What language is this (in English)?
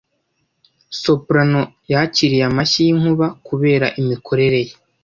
Kinyarwanda